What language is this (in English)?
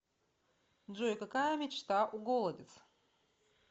Russian